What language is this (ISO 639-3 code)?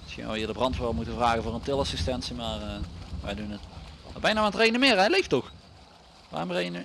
nld